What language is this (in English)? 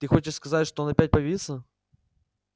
Russian